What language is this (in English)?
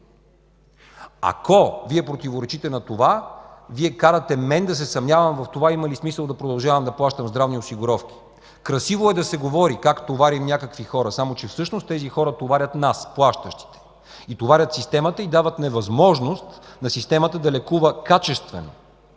Bulgarian